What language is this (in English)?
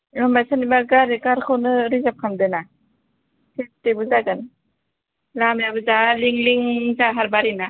Bodo